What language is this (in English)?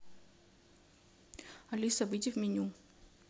Russian